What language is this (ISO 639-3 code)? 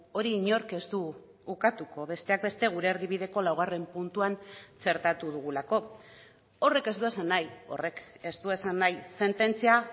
eus